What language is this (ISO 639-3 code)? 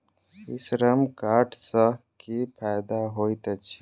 mai